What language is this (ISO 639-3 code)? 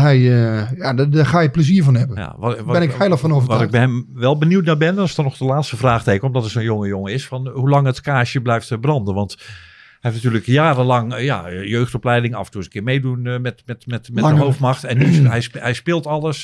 nld